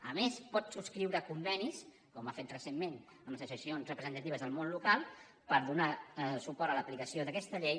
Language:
Catalan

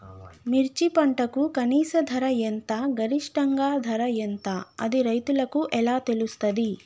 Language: Telugu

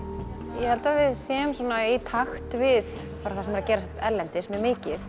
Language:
Icelandic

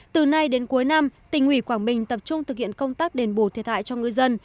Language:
Vietnamese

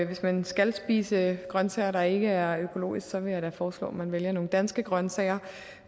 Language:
Danish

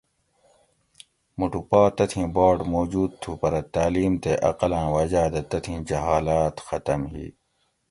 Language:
Gawri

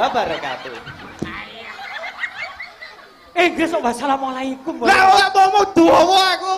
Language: Indonesian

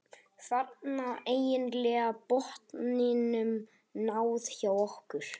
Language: Icelandic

